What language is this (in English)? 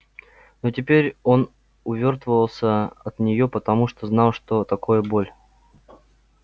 Russian